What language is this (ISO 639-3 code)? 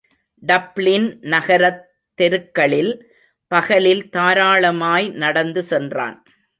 tam